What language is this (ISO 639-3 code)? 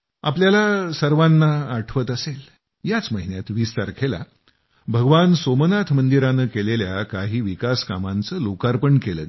mar